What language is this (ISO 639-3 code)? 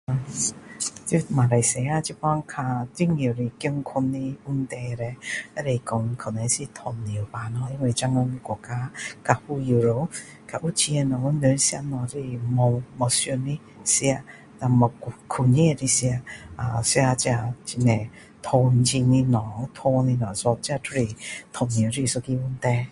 cdo